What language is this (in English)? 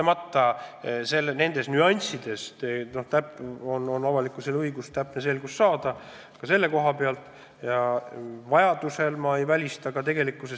Estonian